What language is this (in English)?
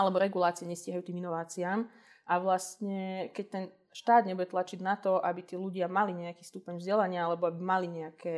Slovak